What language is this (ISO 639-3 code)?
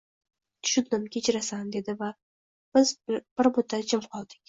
uzb